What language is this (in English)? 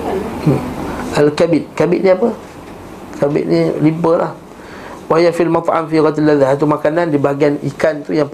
Malay